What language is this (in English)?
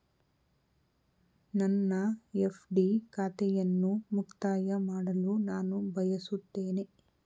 Kannada